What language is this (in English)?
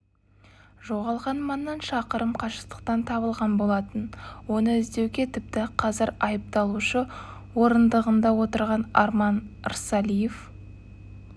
Kazakh